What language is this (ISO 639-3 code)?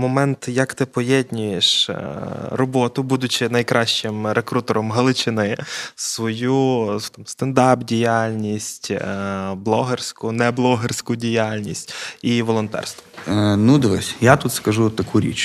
ukr